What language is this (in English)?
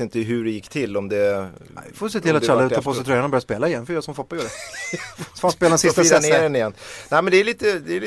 Swedish